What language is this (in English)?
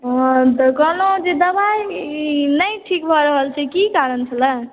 Maithili